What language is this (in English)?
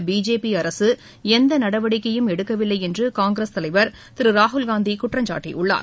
Tamil